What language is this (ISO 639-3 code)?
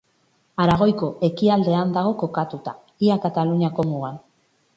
eus